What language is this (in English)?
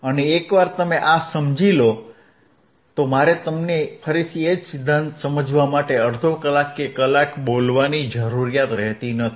Gujarati